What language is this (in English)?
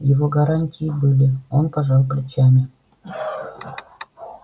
Russian